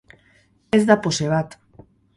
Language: Basque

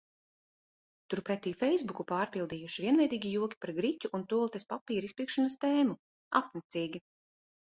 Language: Latvian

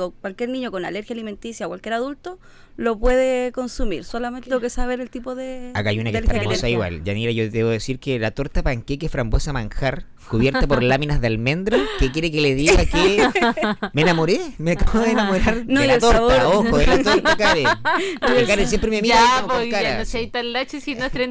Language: Spanish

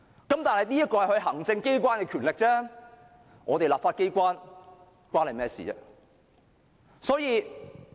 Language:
Cantonese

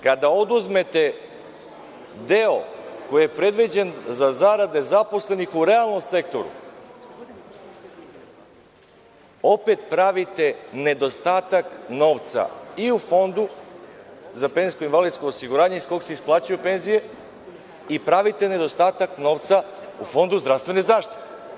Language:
Serbian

